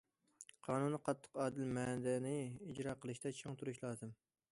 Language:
Uyghur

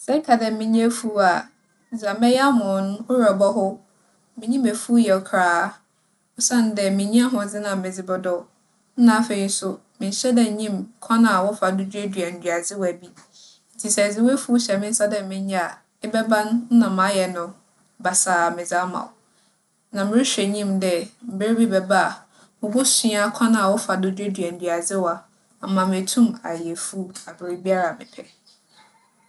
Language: Akan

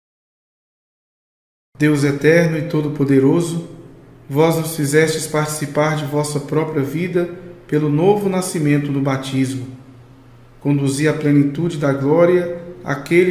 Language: Portuguese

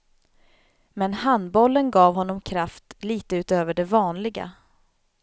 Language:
Swedish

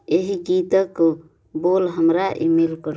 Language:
Maithili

